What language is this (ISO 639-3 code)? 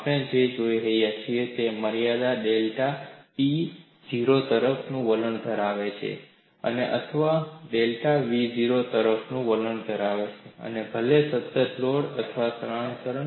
guj